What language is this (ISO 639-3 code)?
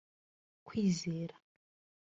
kin